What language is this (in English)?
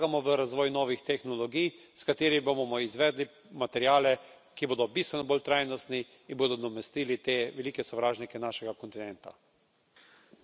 Slovenian